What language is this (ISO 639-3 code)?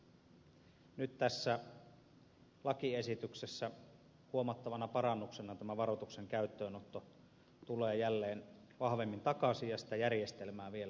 fin